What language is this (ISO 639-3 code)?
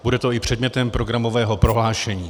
ces